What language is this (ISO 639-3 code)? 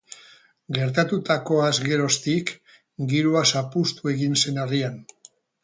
eus